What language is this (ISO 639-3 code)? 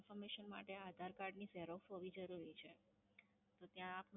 guj